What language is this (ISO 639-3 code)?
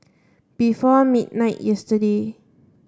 eng